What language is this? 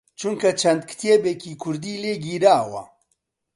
Central Kurdish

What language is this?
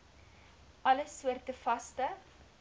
Afrikaans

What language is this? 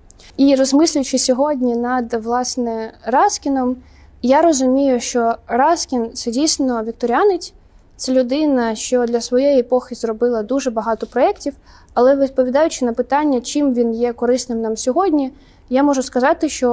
Ukrainian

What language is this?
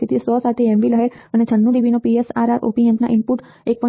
Gujarati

